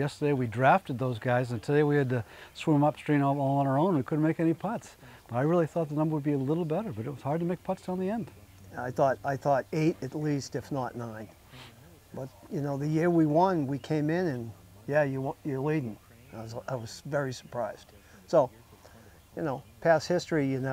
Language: English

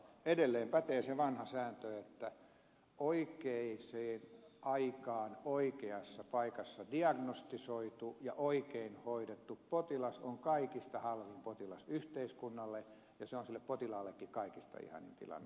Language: Finnish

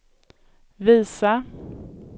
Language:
Swedish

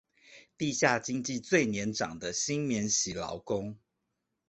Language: Chinese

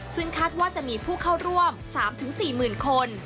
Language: Thai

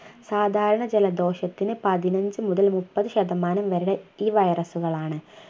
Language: Malayalam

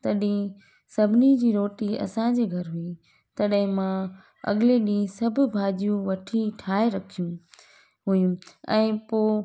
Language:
Sindhi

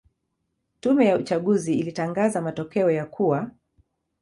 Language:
Swahili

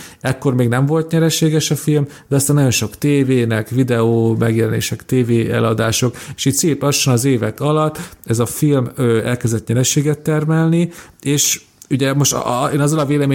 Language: Hungarian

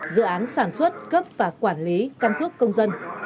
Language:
Vietnamese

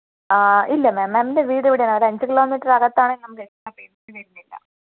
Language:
Malayalam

